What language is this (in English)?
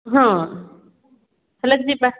Odia